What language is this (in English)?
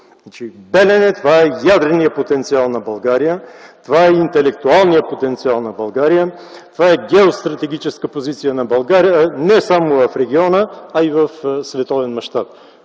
Bulgarian